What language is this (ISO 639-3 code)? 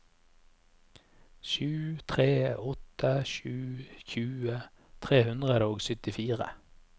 nor